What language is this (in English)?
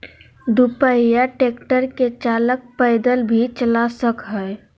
Magahi